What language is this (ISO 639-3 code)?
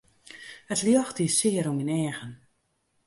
fry